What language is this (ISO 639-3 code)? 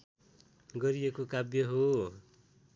nep